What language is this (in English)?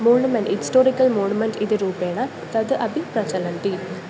Sanskrit